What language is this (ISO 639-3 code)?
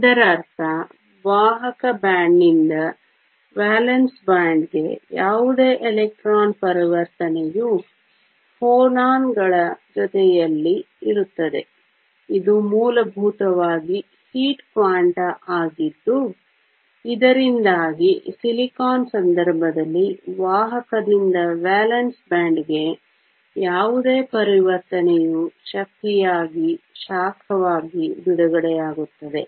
kan